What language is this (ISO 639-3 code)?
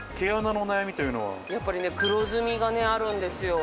jpn